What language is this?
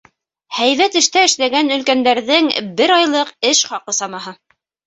Bashkir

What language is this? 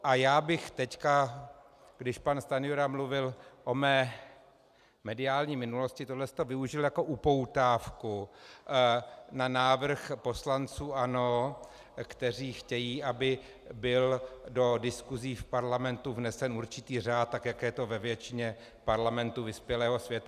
Czech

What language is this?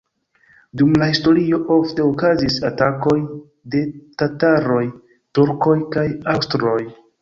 Esperanto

